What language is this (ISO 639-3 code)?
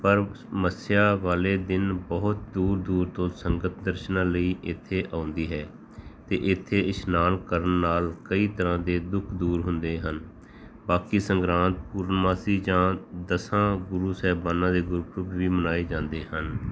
pan